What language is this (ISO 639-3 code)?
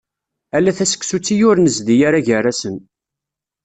kab